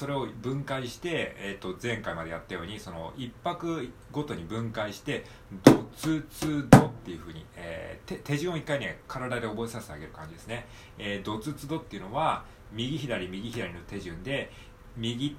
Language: Japanese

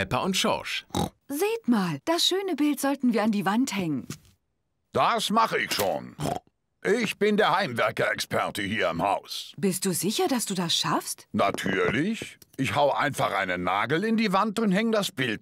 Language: German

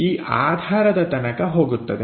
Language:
Kannada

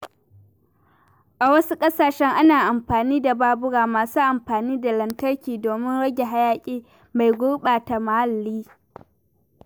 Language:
Hausa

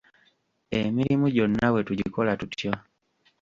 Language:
Ganda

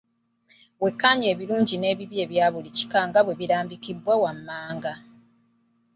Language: Ganda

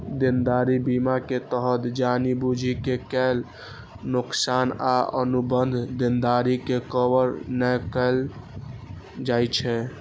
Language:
Maithili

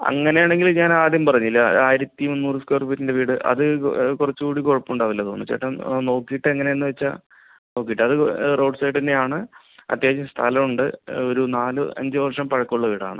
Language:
Malayalam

